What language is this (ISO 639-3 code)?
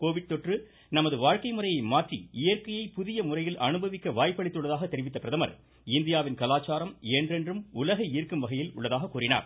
tam